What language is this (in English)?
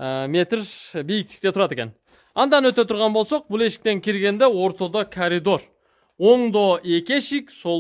Turkish